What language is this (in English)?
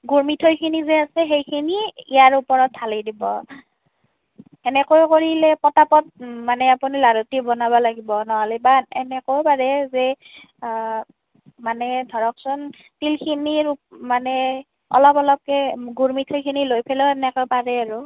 Assamese